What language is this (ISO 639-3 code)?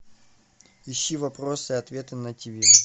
rus